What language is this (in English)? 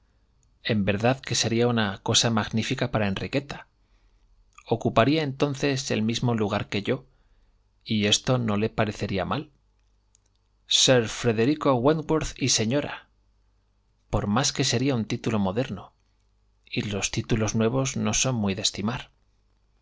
Spanish